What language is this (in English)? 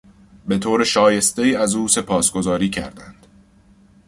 Persian